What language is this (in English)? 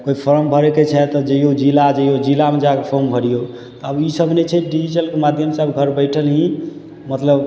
Maithili